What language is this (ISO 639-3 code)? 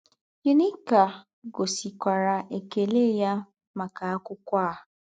ibo